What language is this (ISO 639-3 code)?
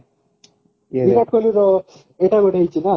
ori